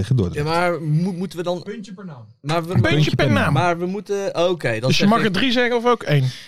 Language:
Dutch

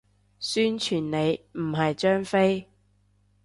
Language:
Cantonese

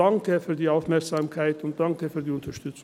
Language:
Swiss German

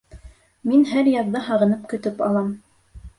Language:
Bashkir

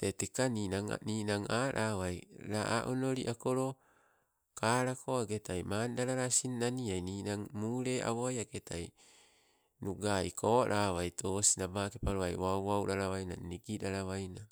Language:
Sibe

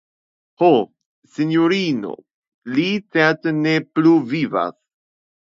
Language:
Esperanto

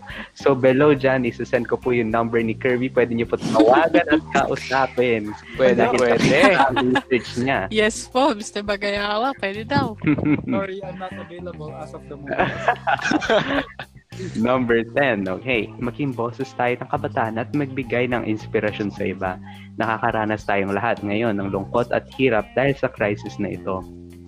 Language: Filipino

